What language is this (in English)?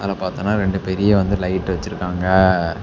Tamil